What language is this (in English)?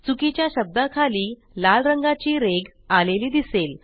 Marathi